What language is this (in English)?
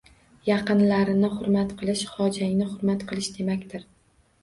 Uzbek